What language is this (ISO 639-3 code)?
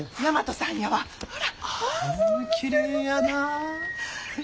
jpn